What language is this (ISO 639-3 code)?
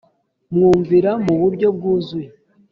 kin